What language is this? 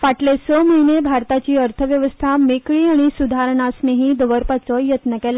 Konkani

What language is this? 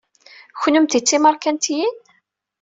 Kabyle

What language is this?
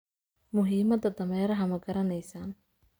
Somali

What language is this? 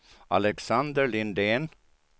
Swedish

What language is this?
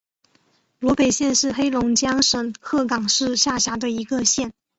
Chinese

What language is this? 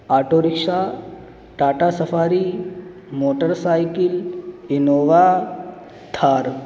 Urdu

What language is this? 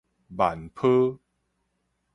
Min Nan Chinese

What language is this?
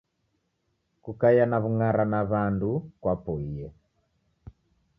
Taita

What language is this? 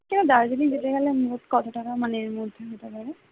Bangla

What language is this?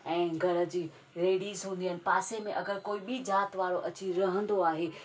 Sindhi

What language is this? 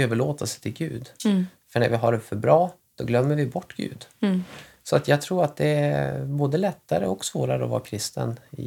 Swedish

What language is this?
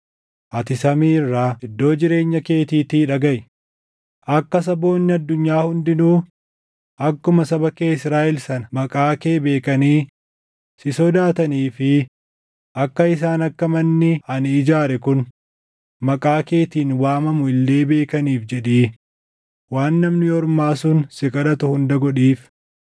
Oromo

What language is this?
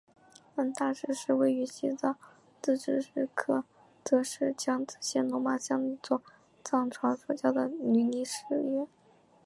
Chinese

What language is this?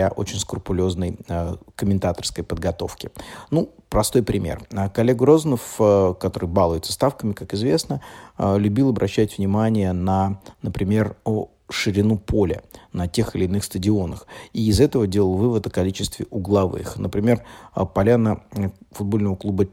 Russian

